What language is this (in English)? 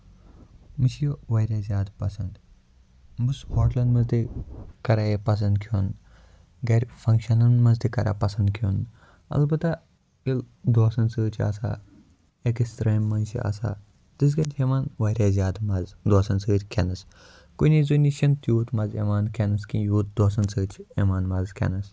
Kashmiri